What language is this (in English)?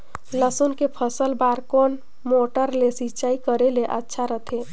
Chhattisgarhi